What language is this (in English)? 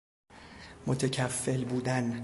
Persian